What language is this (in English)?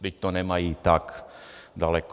Czech